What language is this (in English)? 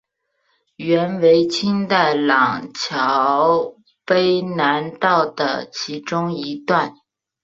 Chinese